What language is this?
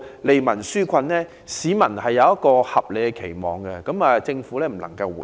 Cantonese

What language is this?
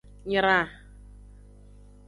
Aja (Benin)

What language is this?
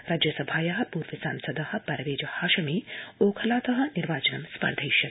Sanskrit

